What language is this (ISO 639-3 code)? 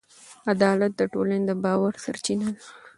pus